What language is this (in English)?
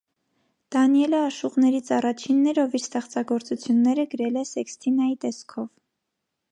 Armenian